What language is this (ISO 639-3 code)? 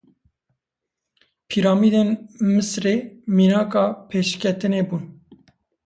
kur